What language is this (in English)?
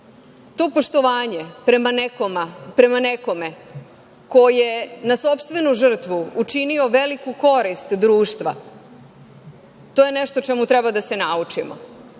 Serbian